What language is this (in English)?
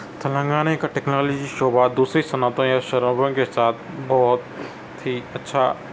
Urdu